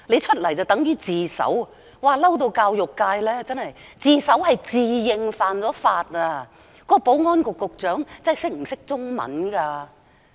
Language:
Cantonese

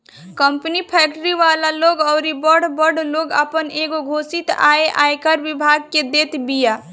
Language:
Bhojpuri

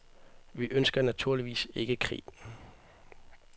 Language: Danish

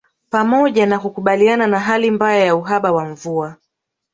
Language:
Swahili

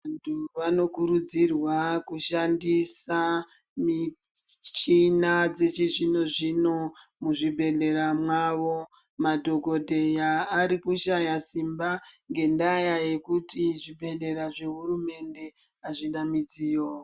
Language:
Ndau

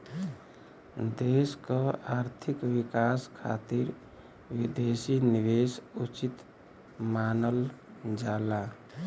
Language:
Bhojpuri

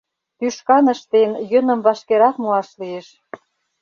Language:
Mari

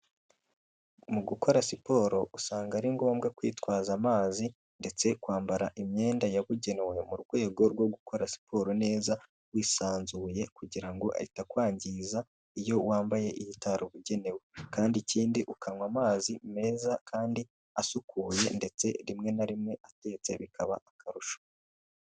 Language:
Kinyarwanda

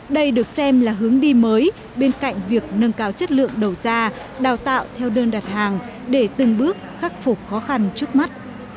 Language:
Vietnamese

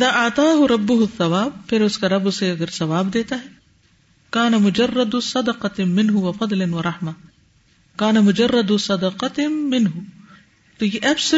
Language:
Urdu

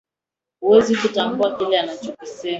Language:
Swahili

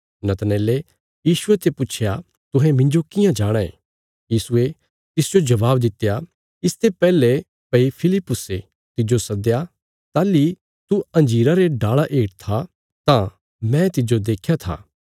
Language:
Bilaspuri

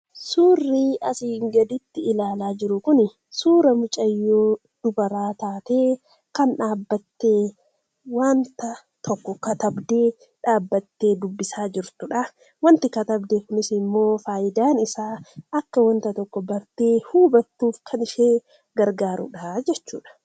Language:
Oromo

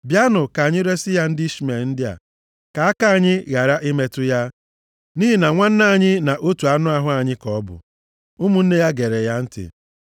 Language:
Igbo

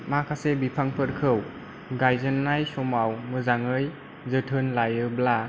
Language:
Bodo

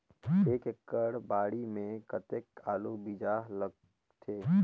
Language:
Chhattisgarhi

